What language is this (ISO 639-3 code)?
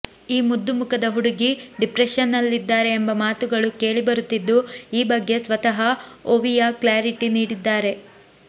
kan